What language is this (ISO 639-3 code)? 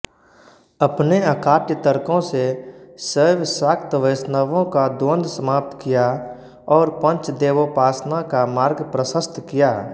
hin